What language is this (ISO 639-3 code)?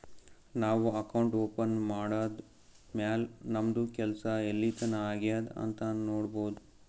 kan